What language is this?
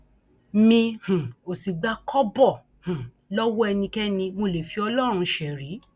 Yoruba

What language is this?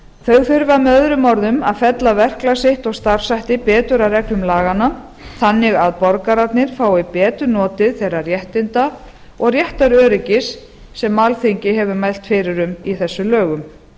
Icelandic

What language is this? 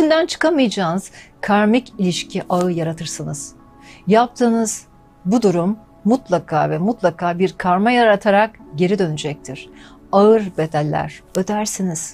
Turkish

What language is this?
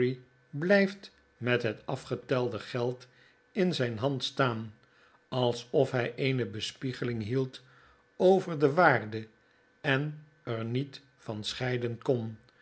Dutch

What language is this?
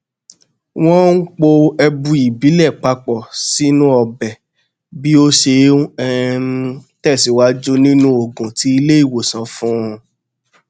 Yoruba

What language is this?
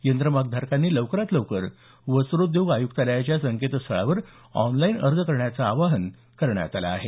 Marathi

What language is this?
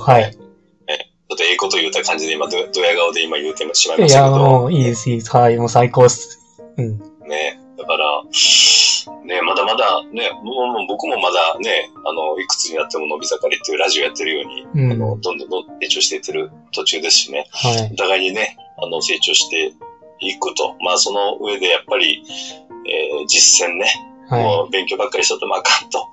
Japanese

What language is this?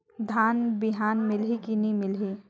Chhattisgarhi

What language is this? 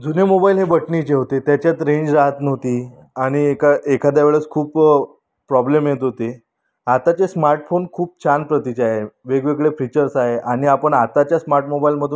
Marathi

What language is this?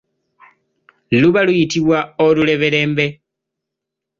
Ganda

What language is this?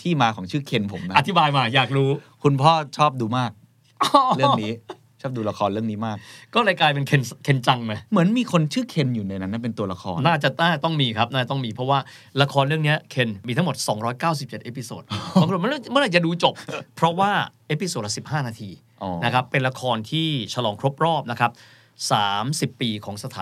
Thai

